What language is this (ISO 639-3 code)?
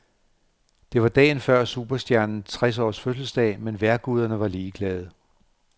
dan